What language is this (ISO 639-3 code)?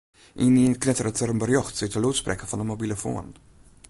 fry